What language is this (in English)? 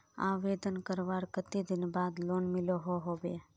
Magahi